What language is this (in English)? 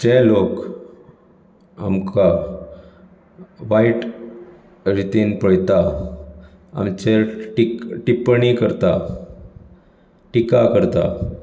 Konkani